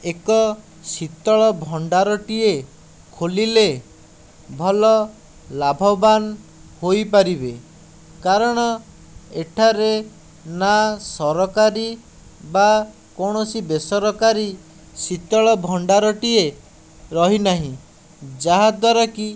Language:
Odia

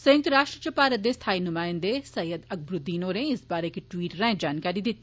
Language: Dogri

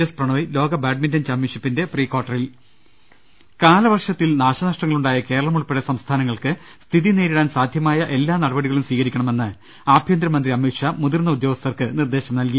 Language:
Malayalam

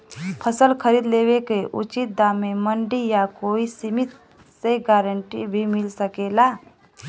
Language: Bhojpuri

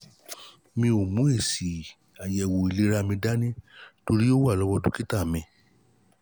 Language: Yoruba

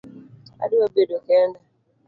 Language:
Luo (Kenya and Tanzania)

